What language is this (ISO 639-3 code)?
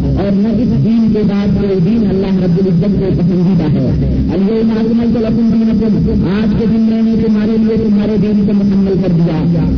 urd